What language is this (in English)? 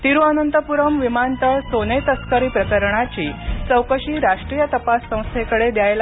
Marathi